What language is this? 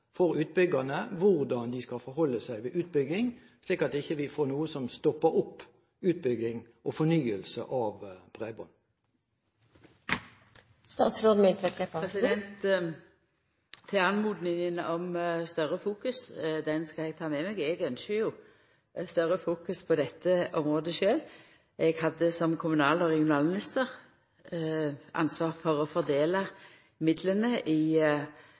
Norwegian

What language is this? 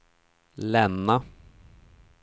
Swedish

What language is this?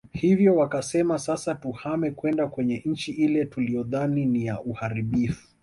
Swahili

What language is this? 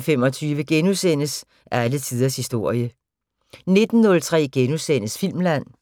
Danish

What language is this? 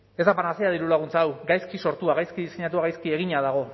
Basque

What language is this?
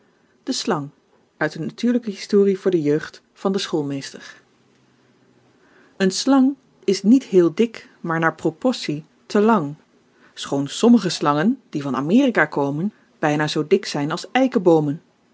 Dutch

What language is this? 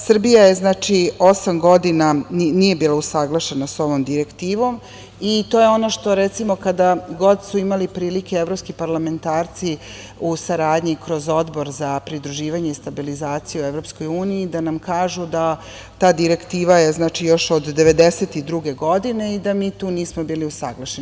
Serbian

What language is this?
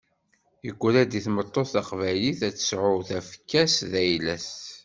Kabyle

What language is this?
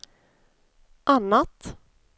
Swedish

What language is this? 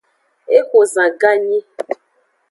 Aja (Benin)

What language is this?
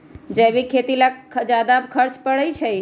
Magahi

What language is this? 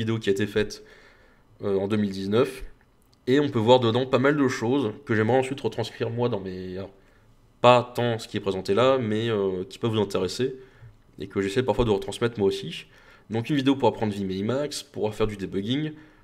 French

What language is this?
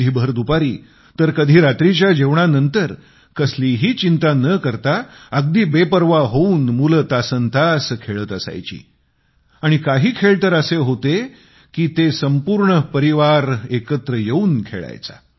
Marathi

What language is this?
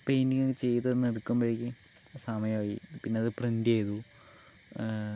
Malayalam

